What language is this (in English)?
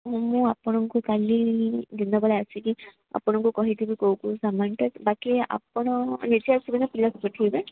Odia